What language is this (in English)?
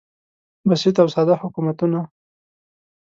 Pashto